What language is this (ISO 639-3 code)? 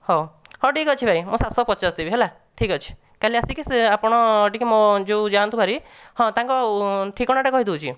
ori